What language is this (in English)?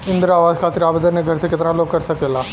Bhojpuri